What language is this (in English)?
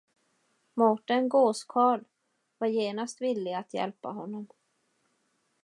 Swedish